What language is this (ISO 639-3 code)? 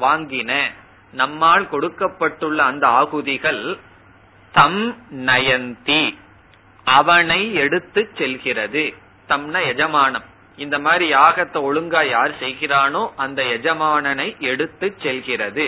tam